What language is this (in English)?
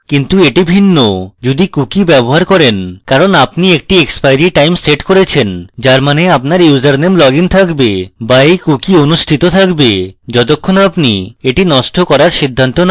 Bangla